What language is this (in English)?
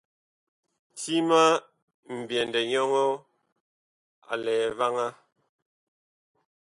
Bakoko